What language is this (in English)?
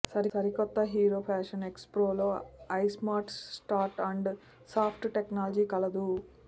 Telugu